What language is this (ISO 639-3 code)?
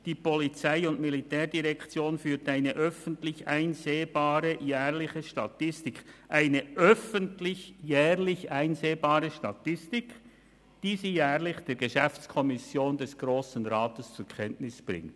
gsw